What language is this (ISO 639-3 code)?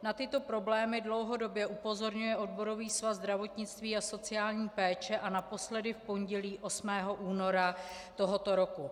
ces